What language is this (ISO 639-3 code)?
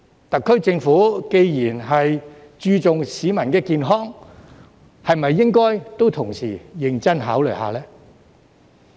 yue